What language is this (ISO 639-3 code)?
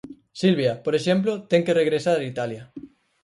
glg